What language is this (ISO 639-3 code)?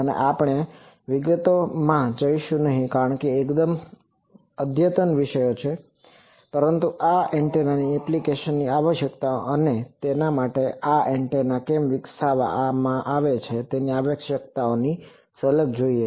guj